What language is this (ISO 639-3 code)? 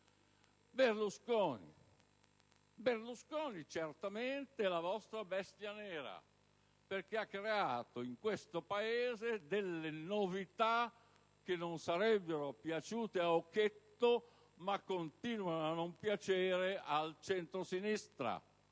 ita